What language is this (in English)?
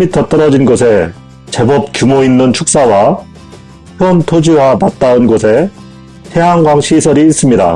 Korean